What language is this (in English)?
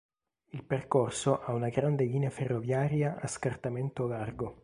Italian